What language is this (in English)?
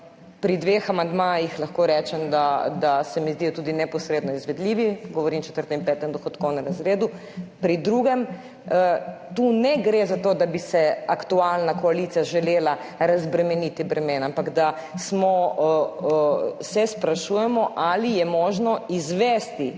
Slovenian